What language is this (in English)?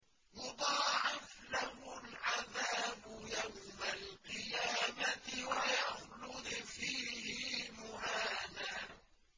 Arabic